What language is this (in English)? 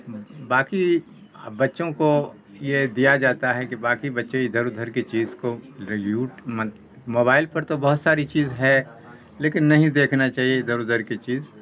Urdu